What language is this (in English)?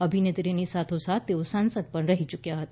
Gujarati